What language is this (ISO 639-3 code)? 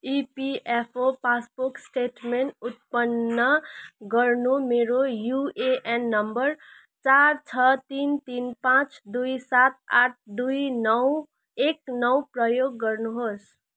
nep